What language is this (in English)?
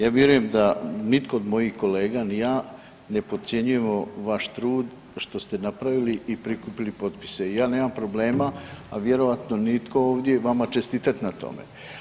Croatian